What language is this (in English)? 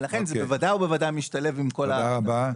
Hebrew